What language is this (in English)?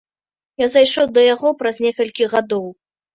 Belarusian